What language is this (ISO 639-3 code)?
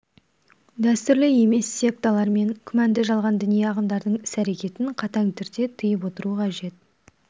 kaz